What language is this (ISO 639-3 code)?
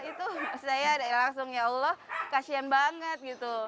ind